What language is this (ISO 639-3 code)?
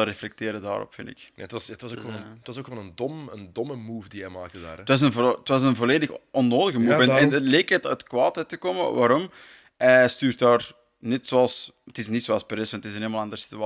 nld